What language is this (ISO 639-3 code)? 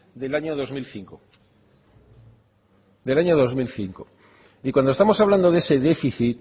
spa